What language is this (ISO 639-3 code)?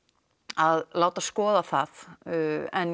isl